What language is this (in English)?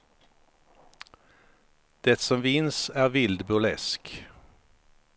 Swedish